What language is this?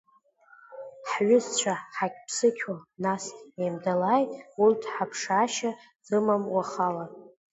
Abkhazian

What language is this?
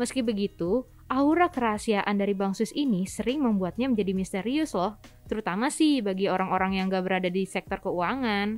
Indonesian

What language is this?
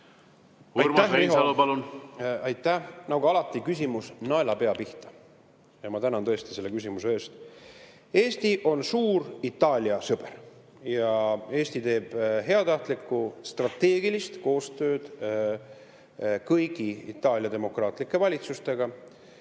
Estonian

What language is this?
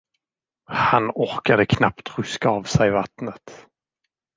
Swedish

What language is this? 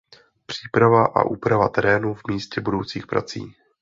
Czech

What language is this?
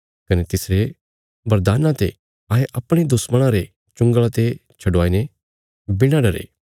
Bilaspuri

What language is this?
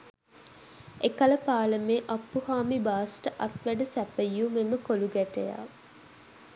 Sinhala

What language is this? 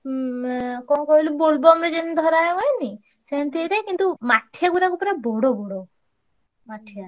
Odia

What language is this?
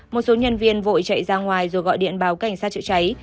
Vietnamese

